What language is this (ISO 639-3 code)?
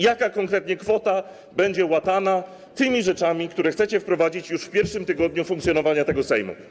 pol